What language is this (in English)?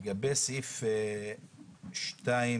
Hebrew